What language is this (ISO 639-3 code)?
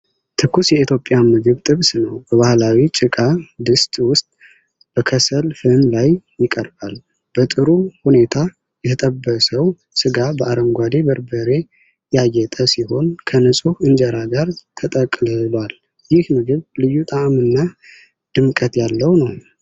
amh